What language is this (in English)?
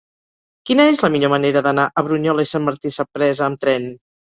Catalan